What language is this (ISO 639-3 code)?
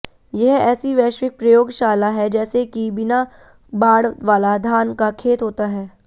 hin